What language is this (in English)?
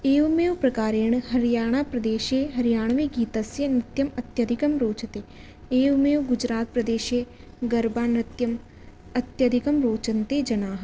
Sanskrit